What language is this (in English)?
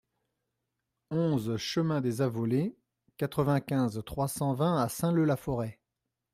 French